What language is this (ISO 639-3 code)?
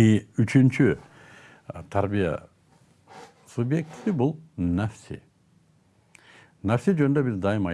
tur